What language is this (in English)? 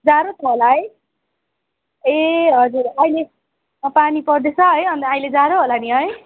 Nepali